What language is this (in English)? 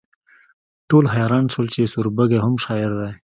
Pashto